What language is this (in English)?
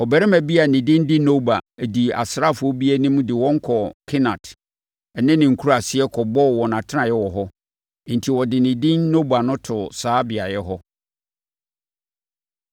Akan